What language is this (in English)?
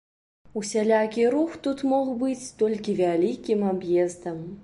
Belarusian